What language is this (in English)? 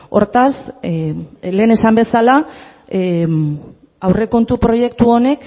Basque